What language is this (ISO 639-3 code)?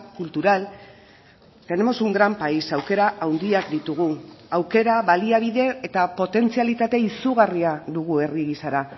eus